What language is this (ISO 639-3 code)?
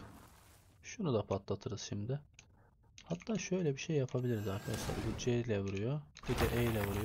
tur